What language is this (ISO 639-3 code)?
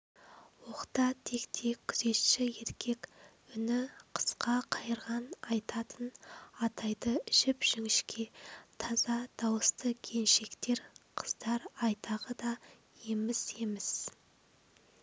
kaz